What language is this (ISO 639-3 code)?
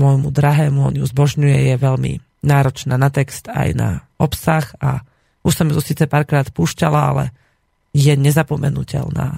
slk